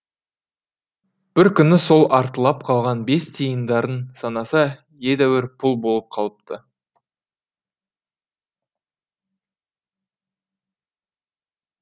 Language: Kazakh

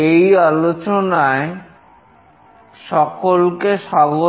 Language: Bangla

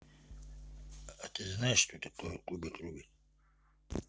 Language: Russian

